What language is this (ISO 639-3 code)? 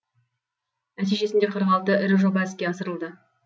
kaz